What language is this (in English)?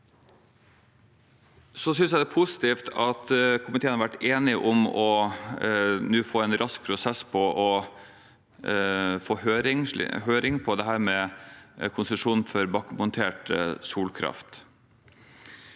Norwegian